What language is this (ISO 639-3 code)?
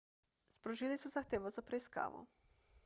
slv